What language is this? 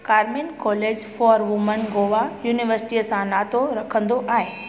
Sindhi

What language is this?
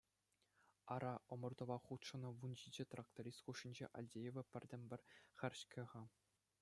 Chuvash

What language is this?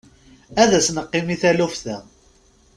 Kabyle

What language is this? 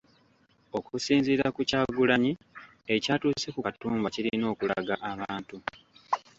Ganda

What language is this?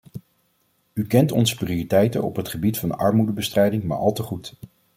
Dutch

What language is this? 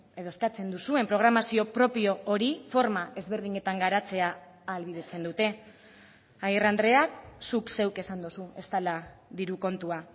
Basque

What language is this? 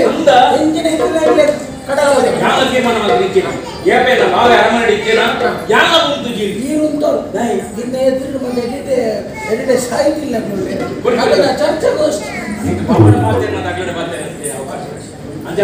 Korean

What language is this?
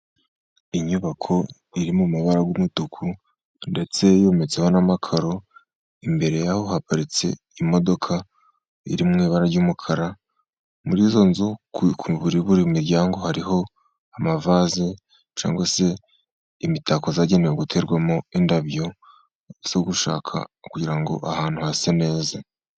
Kinyarwanda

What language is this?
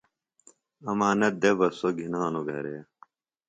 Phalura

